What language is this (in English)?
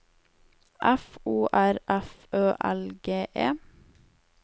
Norwegian